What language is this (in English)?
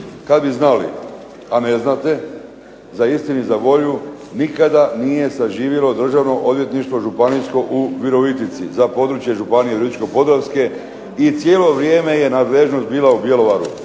Croatian